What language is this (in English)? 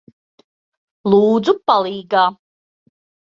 Latvian